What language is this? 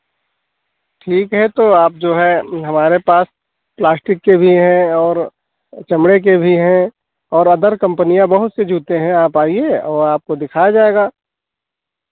Hindi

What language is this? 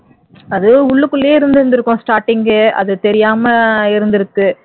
Tamil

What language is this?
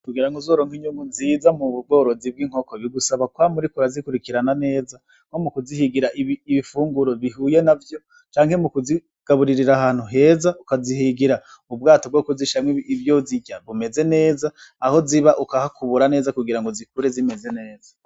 Rundi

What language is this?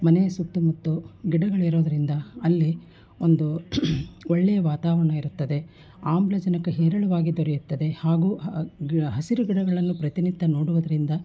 Kannada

